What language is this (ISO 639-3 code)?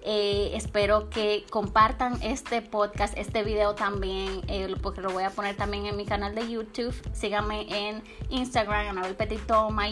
spa